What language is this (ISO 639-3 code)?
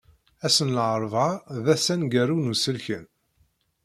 kab